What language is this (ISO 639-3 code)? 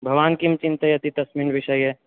san